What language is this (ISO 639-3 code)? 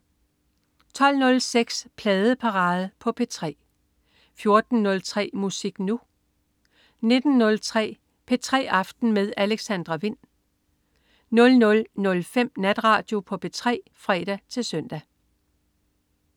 dan